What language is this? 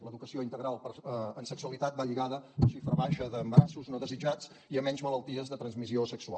Catalan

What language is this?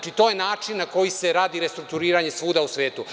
Serbian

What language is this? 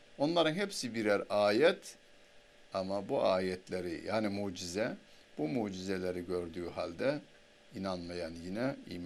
Turkish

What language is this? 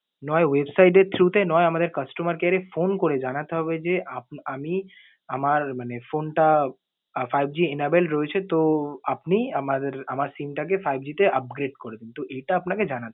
Bangla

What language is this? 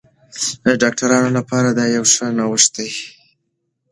Pashto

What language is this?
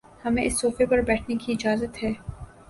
Urdu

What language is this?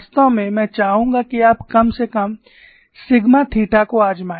Hindi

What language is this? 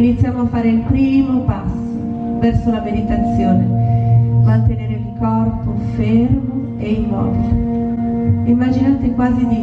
Italian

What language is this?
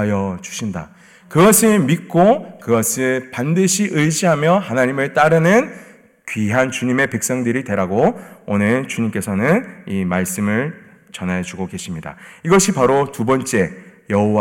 Korean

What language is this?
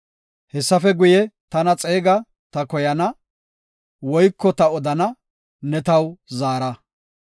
Gofa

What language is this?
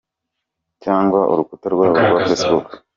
Kinyarwanda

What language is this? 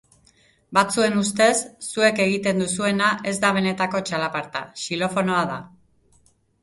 Basque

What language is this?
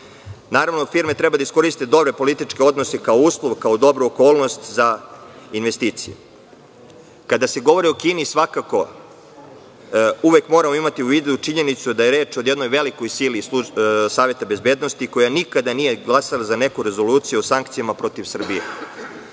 Serbian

